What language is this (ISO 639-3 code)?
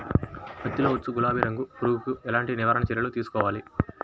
tel